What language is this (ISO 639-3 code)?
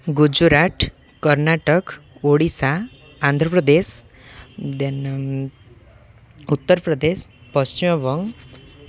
ori